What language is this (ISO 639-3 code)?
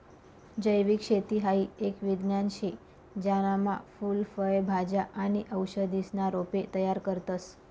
mar